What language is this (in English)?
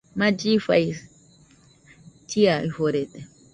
Nüpode Huitoto